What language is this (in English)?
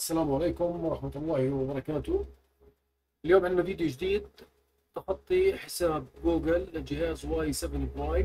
Arabic